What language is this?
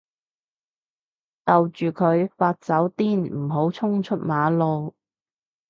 Cantonese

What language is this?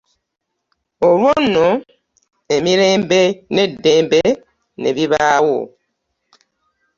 Ganda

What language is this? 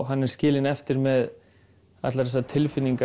Icelandic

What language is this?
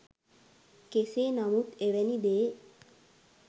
Sinhala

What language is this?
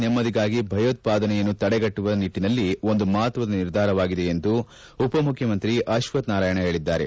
Kannada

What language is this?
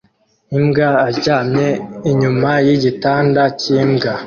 Kinyarwanda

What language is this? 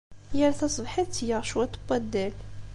Kabyle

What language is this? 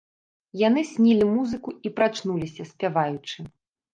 Belarusian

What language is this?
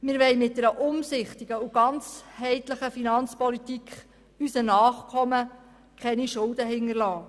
Swiss German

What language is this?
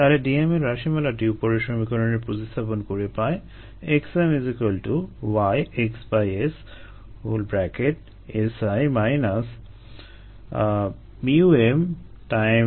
Bangla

